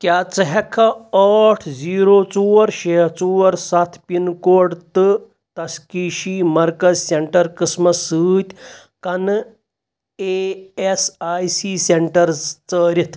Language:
Kashmiri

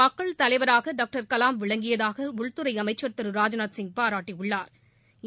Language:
Tamil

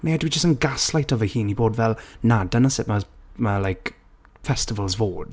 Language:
Welsh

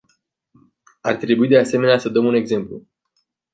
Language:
Romanian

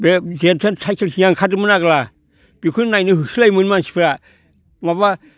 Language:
Bodo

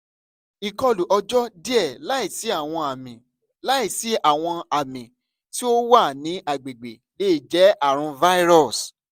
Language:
Yoruba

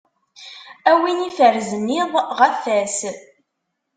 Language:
Kabyle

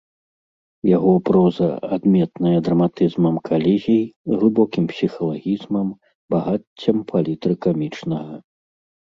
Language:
Belarusian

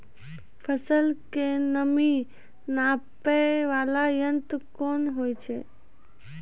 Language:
Maithili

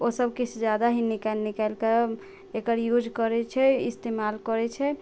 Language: Maithili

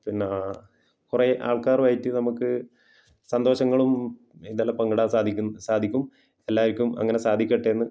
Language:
Malayalam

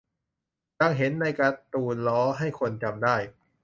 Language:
Thai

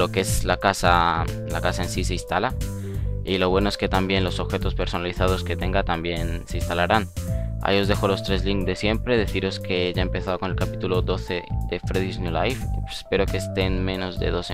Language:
Spanish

